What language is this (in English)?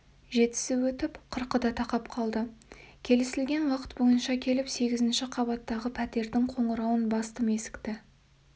Kazakh